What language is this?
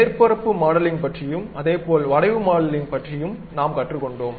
Tamil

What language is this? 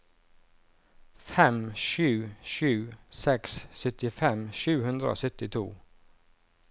Norwegian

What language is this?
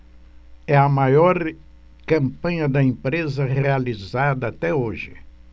Portuguese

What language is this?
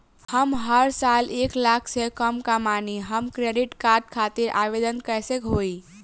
Bhojpuri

